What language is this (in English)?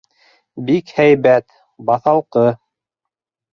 Bashkir